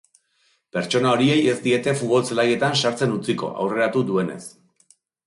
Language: Basque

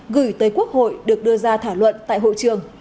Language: Vietnamese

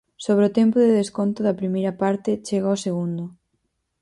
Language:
Galician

